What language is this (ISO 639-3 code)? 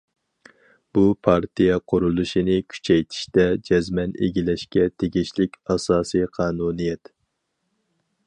uig